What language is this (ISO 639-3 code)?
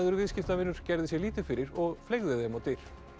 isl